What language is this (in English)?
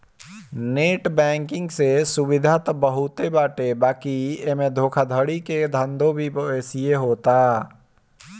Bhojpuri